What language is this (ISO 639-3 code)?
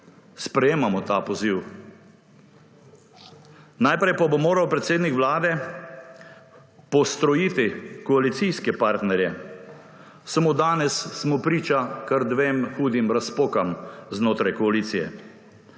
slv